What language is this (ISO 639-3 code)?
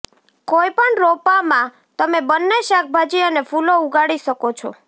guj